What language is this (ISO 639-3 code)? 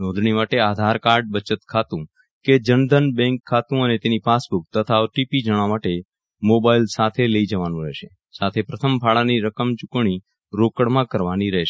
guj